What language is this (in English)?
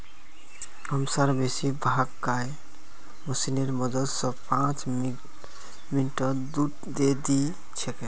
Magahi